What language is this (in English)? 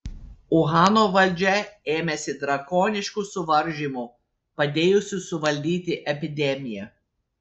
Lithuanian